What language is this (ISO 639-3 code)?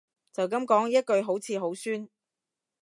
yue